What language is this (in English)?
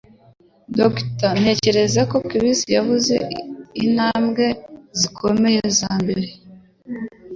Kinyarwanda